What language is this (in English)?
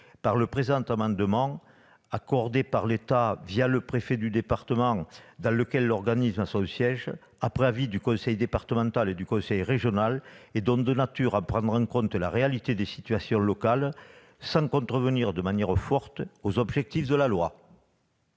French